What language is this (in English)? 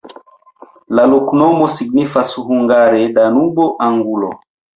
Esperanto